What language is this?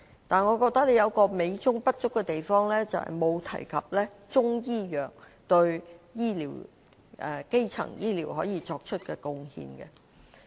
Cantonese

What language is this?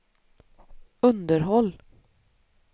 Swedish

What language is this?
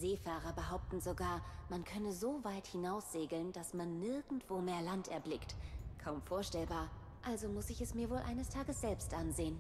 German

